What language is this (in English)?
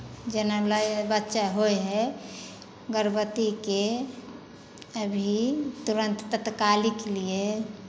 Maithili